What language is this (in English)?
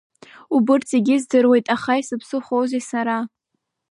Abkhazian